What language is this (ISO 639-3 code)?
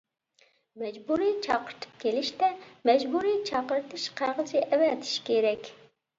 uig